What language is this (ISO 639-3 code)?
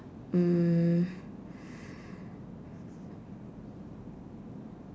eng